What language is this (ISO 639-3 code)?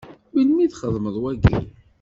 kab